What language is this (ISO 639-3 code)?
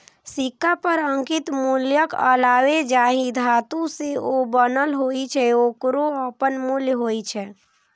mai